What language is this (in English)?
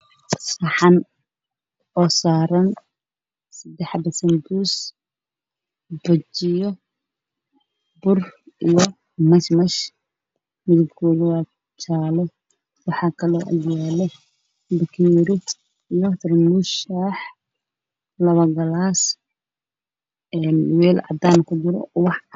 Somali